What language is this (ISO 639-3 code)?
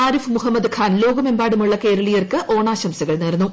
mal